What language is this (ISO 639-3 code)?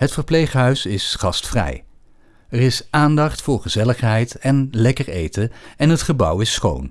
nld